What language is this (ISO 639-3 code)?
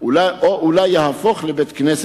heb